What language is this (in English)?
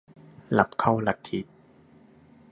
Thai